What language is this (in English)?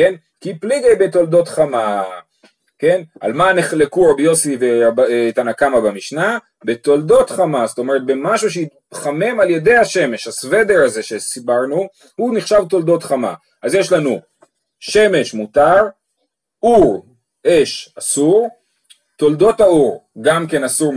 Hebrew